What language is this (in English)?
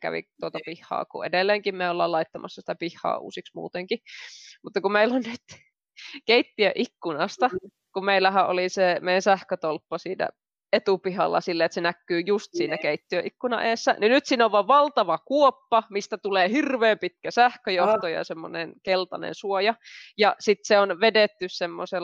Finnish